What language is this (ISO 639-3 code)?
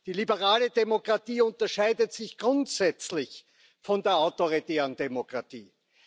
deu